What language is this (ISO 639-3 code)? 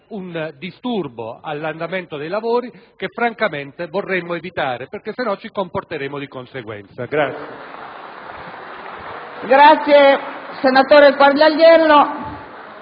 ita